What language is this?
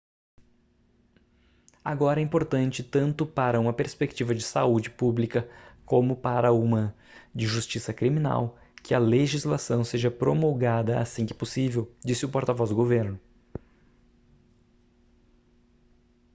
Portuguese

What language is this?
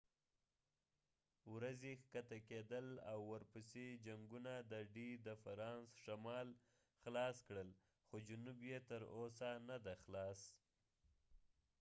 Pashto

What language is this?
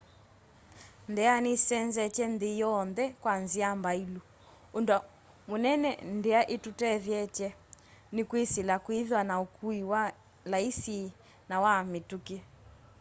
Kamba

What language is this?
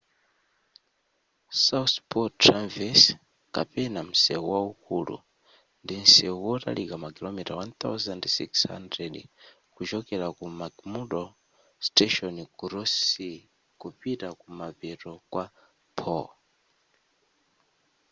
Nyanja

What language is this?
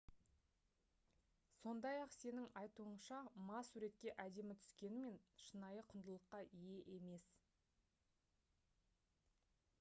Kazakh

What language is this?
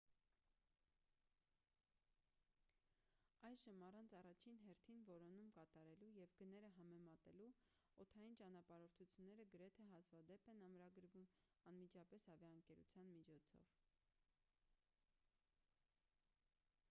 Armenian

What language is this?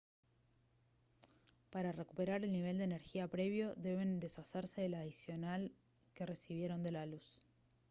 Spanish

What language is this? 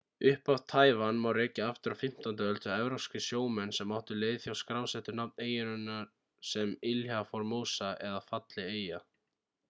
Icelandic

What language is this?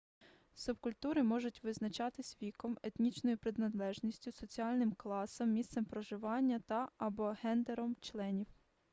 Ukrainian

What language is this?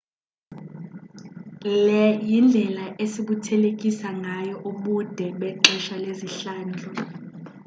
Xhosa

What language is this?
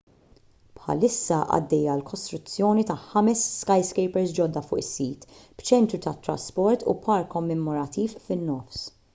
Maltese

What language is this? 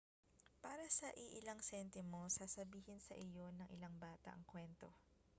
Filipino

